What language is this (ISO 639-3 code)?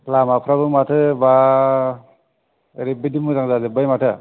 brx